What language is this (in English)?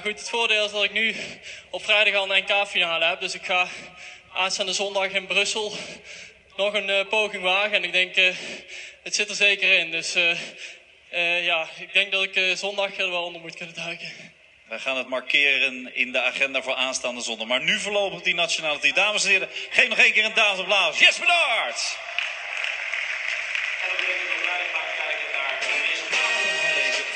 Dutch